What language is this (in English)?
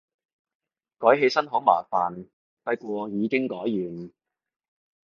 Cantonese